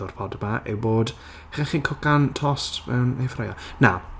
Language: Welsh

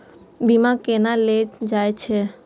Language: Maithili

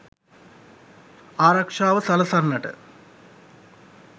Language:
Sinhala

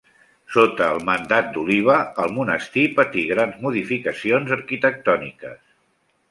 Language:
Catalan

